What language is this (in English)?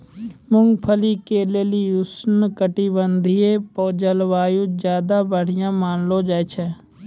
Maithili